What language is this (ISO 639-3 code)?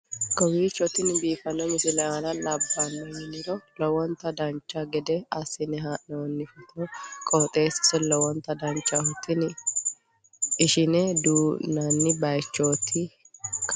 sid